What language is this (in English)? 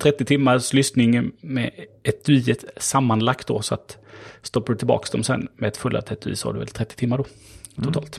Swedish